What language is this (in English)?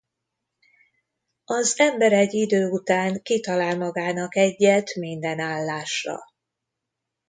Hungarian